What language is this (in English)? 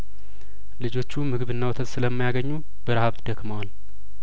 Amharic